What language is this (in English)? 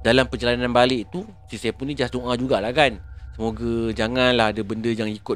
Malay